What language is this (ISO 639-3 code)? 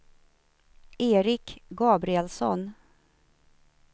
swe